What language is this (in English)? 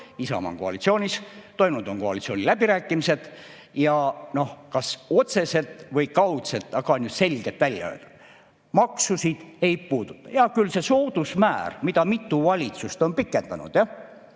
Estonian